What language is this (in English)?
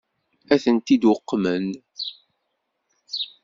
Kabyle